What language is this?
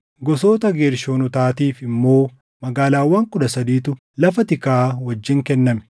Oromo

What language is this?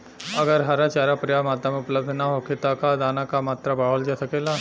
Bhojpuri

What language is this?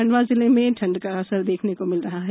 Hindi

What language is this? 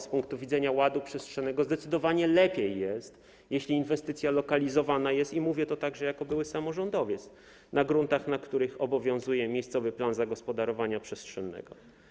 Polish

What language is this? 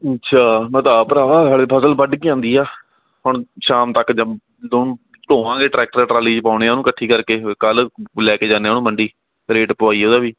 Punjabi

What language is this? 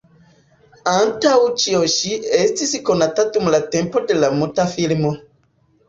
Esperanto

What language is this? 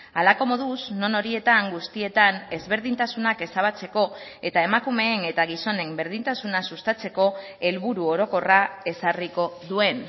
Basque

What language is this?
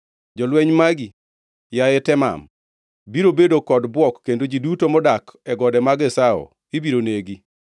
Luo (Kenya and Tanzania)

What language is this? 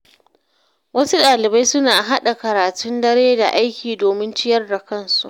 Hausa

